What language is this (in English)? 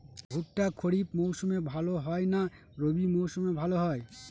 Bangla